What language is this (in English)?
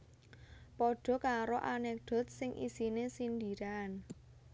Javanese